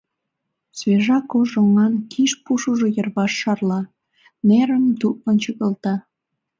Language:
Mari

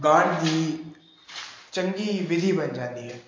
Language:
Punjabi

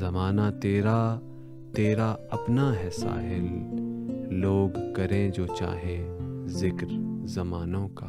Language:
Urdu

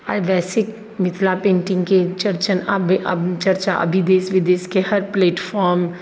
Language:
Maithili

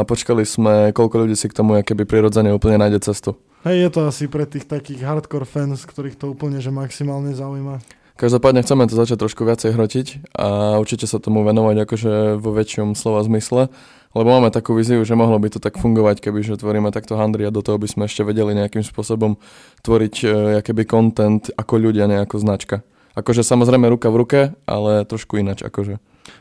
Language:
Slovak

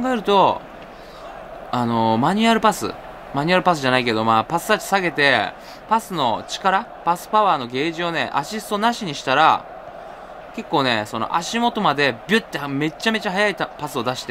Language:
Japanese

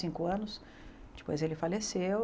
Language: Portuguese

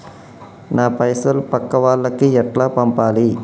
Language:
Telugu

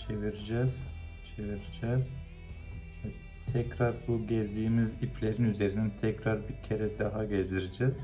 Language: Turkish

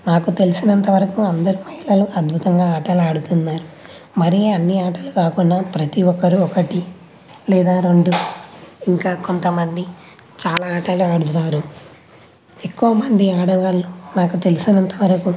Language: Telugu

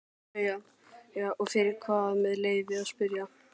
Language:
Icelandic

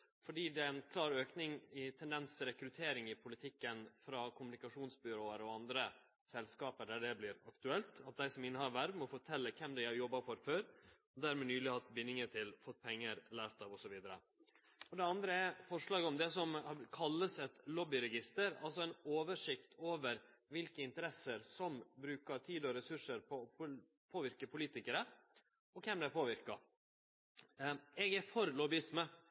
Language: Norwegian Nynorsk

